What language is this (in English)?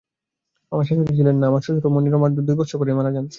Bangla